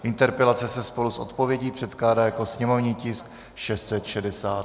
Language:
Czech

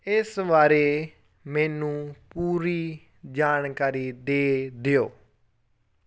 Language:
Punjabi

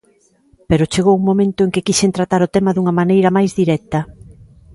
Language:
Galician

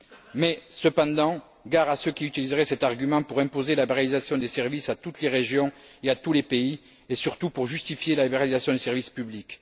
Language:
French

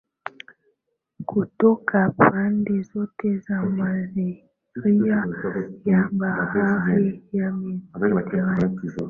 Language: Swahili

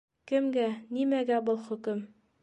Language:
Bashkir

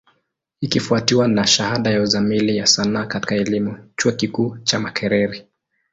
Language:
Swahili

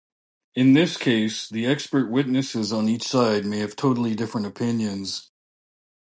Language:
English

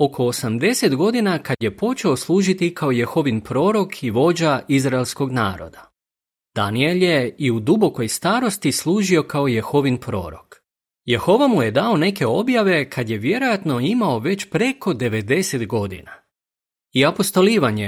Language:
Croatian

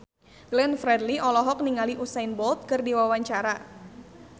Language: Sundanese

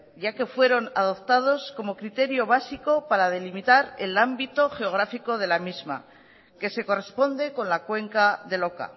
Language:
Spanish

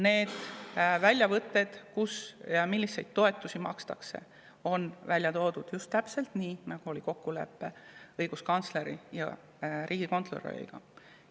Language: Estonian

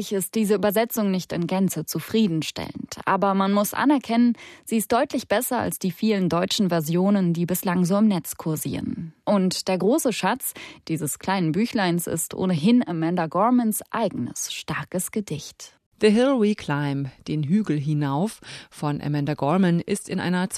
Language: German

